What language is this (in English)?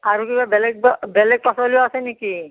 Assamese